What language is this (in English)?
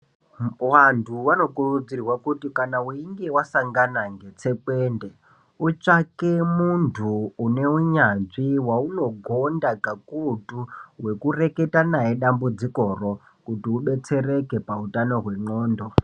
Ndau